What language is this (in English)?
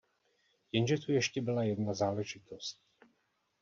Czech